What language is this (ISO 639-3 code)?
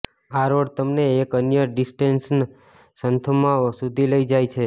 guj